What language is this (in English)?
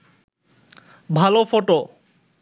Bangla